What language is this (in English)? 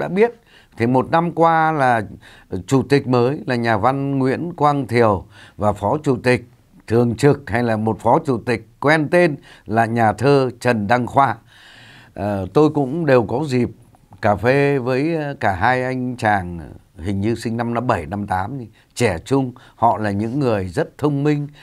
Vietnamese